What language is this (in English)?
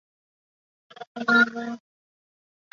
Chinese